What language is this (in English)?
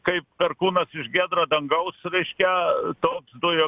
Lithuanian